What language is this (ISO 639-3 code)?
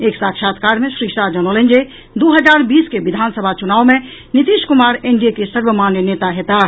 mai